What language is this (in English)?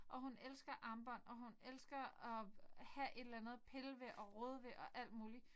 Danish